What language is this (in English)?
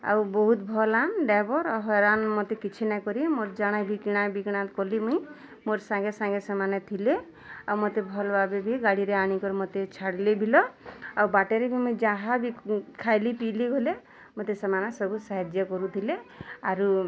Odia